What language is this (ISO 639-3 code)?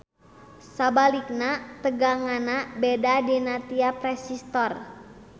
sun